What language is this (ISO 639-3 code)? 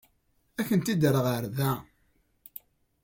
kab